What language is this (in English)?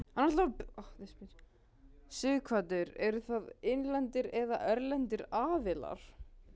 Icelandic